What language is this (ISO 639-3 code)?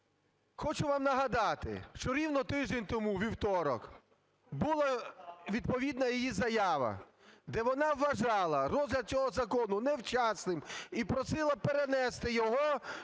ukr